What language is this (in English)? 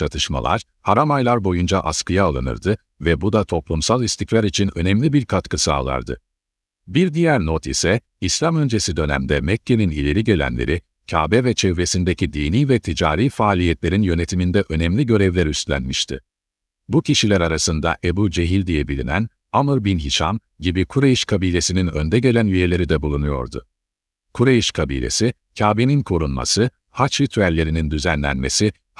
Turkish